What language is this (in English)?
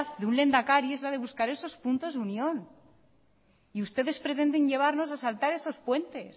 Spanish